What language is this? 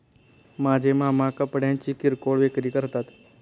Marathi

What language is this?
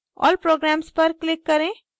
Hindi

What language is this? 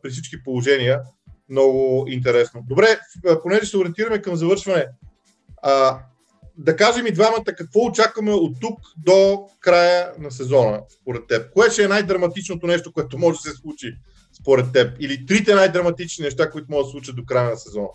Bulgarian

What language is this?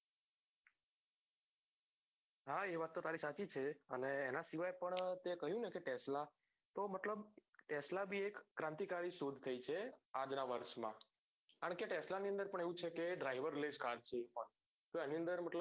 Gujarati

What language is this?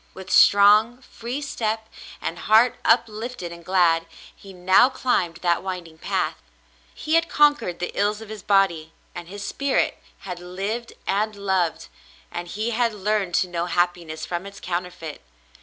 English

